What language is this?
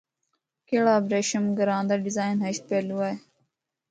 Northern Hindko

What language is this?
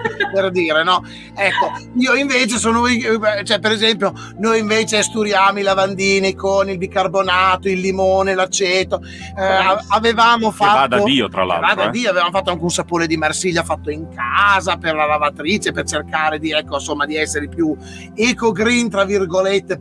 Italian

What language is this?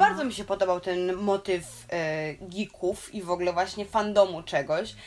Polish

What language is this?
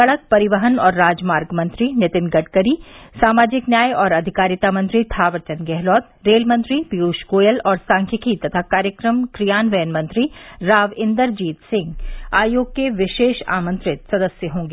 Hindi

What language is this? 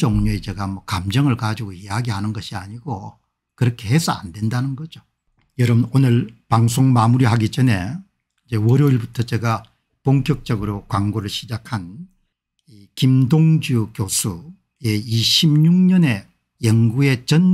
Korean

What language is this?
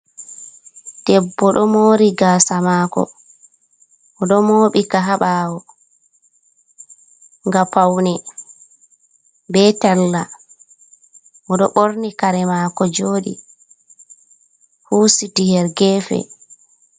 Fula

